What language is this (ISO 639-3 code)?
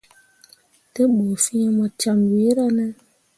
mua